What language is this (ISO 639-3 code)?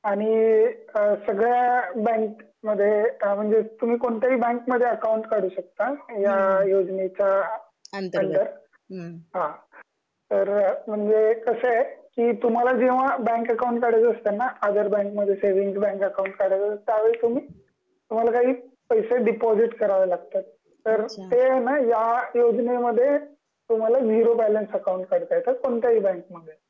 mar